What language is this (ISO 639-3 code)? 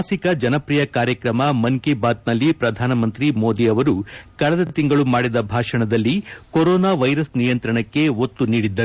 kan